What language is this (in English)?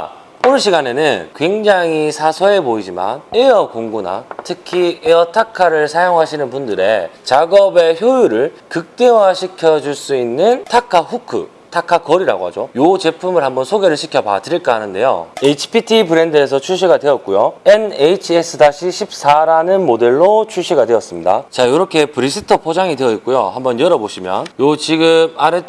Korean